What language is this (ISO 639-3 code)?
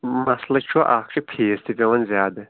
kas